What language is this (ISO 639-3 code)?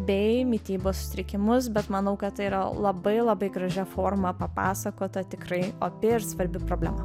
lit